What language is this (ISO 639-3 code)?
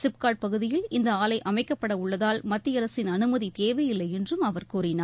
tam